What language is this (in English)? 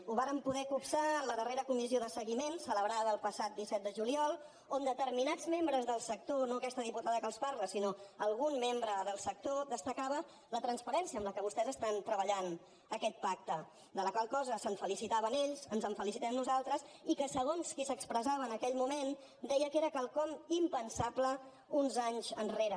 Catalan